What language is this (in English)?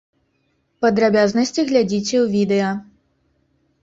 Belarusian